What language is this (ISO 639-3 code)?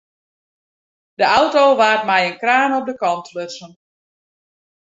fry